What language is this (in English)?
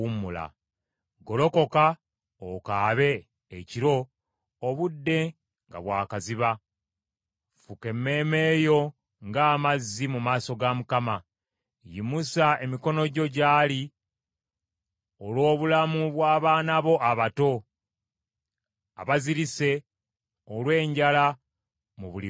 Ganda